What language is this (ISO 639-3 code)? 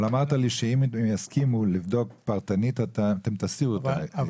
heb